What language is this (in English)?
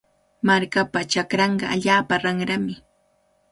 Cajatambo North Lima Quechua